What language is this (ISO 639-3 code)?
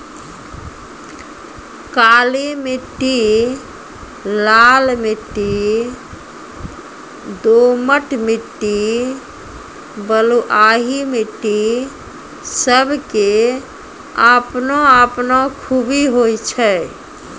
mai